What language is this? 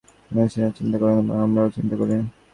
Bangla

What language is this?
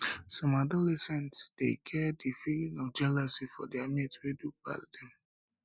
Nigerian Pidgin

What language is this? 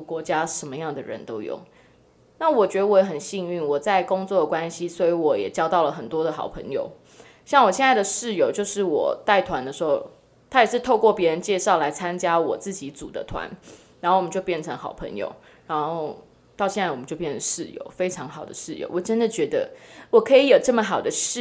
Chinese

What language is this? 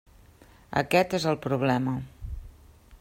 Catalan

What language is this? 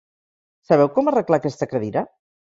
Catalan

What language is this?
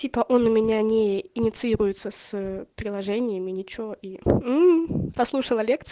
Russian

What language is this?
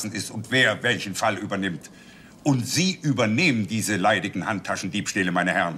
German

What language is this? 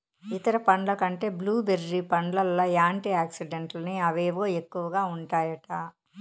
Telugu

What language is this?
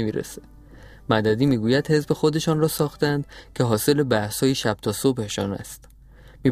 Persian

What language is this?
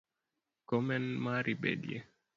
Luo (Kenya and Tanzania)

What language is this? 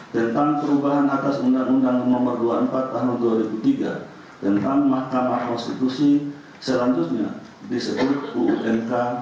Indonesian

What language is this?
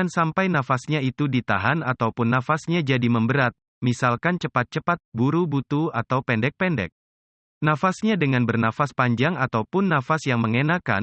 Indonesian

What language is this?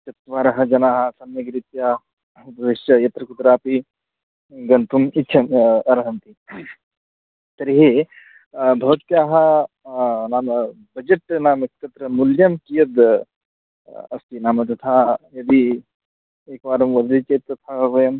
Sanskrit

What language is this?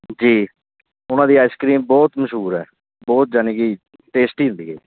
Punjabi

